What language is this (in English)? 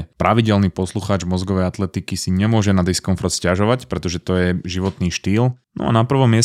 Slovak